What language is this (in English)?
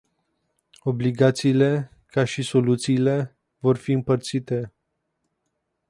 Romanian